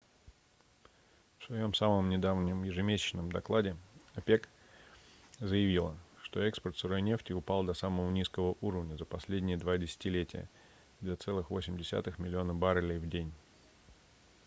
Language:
Russian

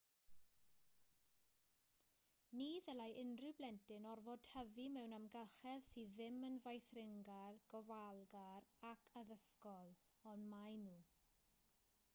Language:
Welsh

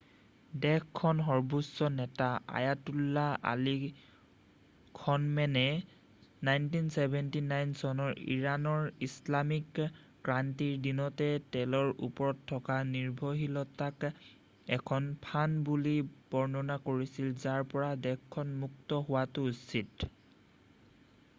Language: Assamese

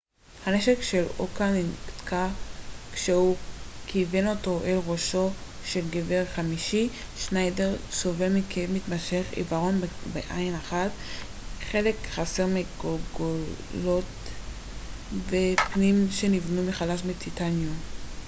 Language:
Hebrew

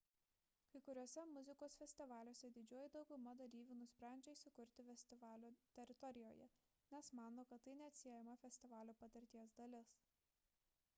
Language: Lithuanian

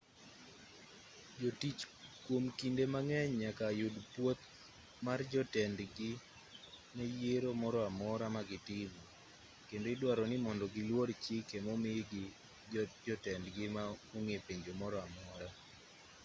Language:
Luo (Kenya and Tanzania)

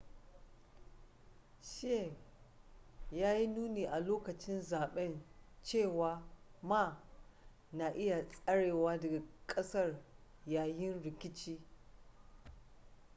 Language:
Hausa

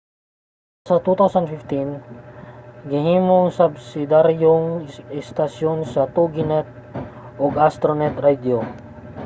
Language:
Cebuano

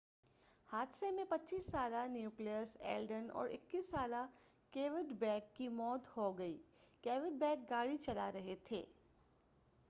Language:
Urdu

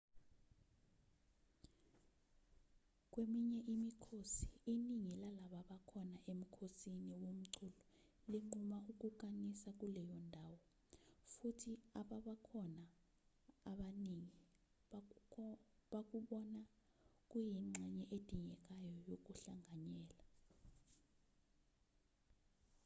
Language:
Zulu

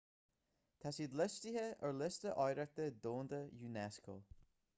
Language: Irish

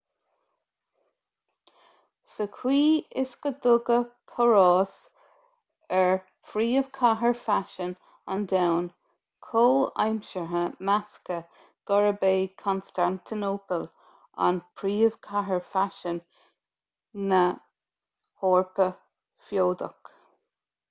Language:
Irish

